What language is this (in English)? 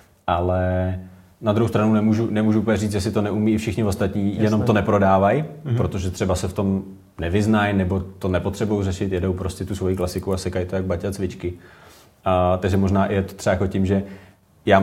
Czech